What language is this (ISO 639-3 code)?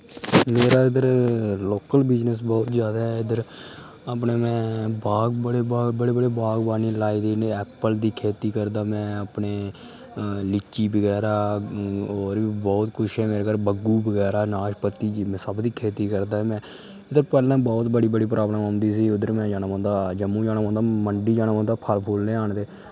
doi